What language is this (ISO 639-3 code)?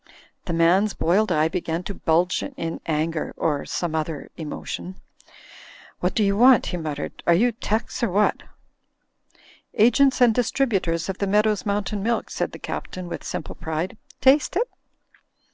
eng